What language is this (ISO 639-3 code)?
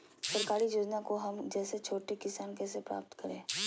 mag